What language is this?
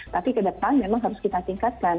Indonesian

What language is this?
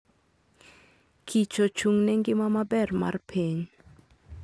Luo (Kenya and Tanzania)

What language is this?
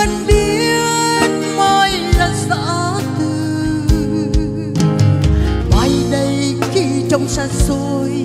Vietnamese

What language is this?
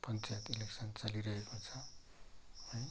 Nepali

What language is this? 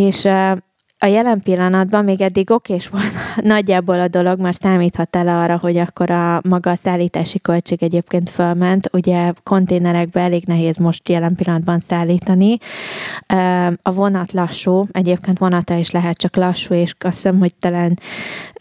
Hungarian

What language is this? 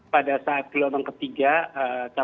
Indonesian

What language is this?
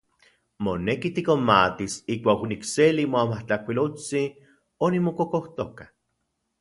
Central Puebla Nahuatl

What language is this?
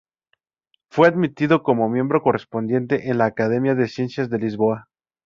Spanish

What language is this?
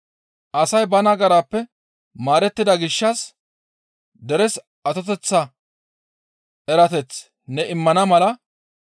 Gamo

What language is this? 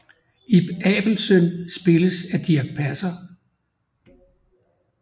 Danish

